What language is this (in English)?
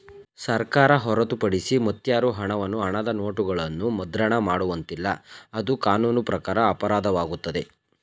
Kannada